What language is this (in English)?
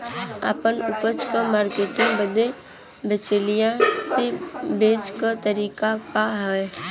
Bhojpuri